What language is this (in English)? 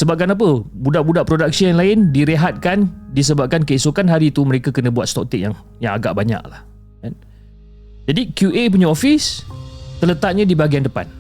Malay